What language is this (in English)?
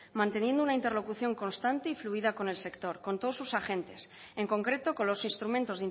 Spanish